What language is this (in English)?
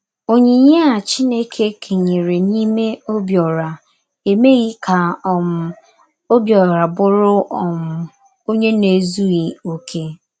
Igbo